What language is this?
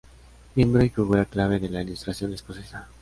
Spanish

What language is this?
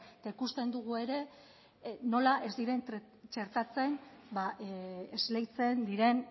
Basque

